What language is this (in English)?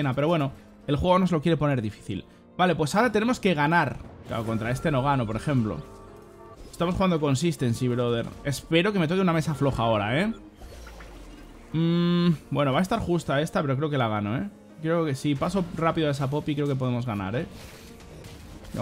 Spanish